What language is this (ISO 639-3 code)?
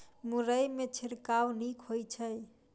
mai